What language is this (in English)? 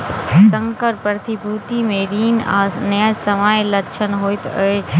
Maithili